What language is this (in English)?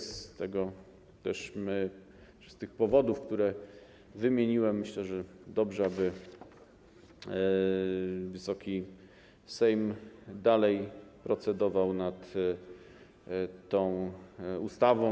Polish